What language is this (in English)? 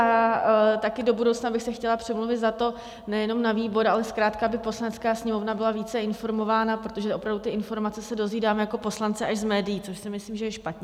Czech